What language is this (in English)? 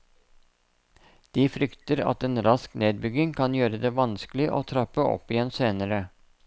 Norwegian